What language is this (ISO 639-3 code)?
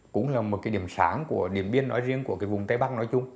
vie